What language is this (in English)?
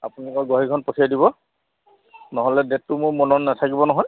Assamese